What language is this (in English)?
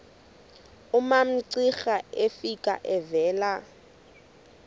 Xhosa